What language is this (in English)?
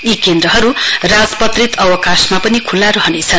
Nepali